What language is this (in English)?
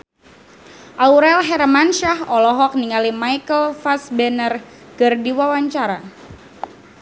Sundanese